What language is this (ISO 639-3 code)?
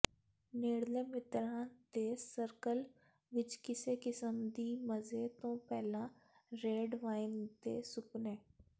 pan